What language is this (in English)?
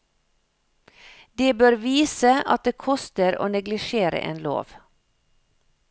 Norwegian